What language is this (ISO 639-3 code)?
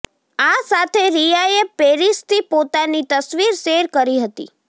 guj